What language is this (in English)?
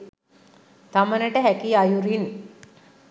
Sinhala